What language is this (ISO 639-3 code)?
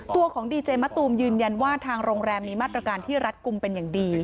tha